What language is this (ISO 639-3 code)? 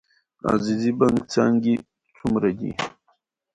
pus